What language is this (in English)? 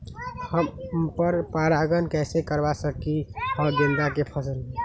Magahi